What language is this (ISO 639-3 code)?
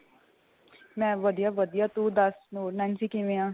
pan